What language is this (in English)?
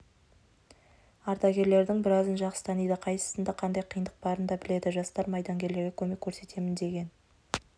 Kazakh